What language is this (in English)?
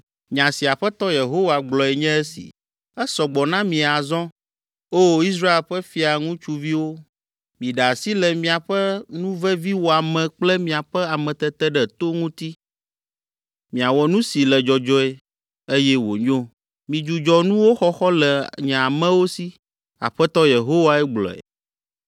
Ewe